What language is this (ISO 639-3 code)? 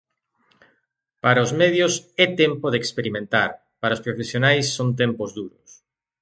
glg